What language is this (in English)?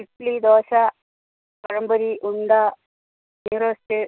Malayalam